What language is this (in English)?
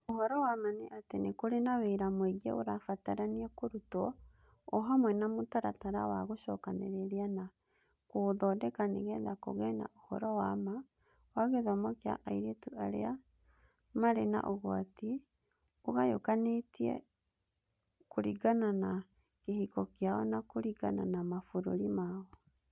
Kikuyu